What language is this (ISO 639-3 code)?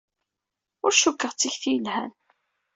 kab